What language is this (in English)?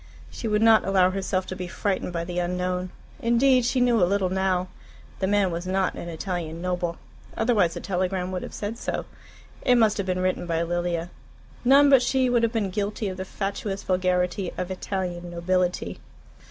English